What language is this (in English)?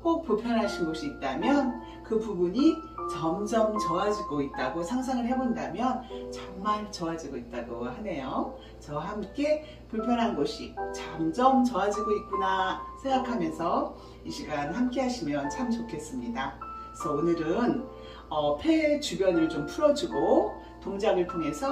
Korean